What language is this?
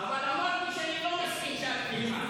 Hebrew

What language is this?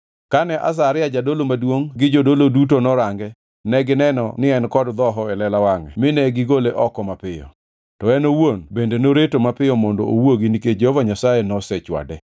Luo (Kenya and Tanzania)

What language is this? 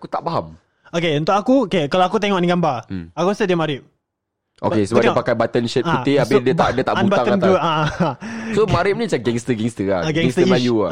Malay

